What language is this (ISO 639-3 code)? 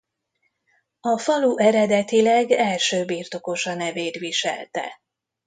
hun